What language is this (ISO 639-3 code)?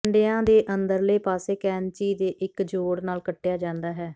pan